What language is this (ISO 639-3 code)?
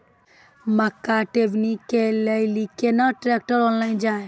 mai